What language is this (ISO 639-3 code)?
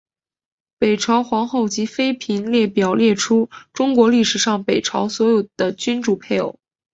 zho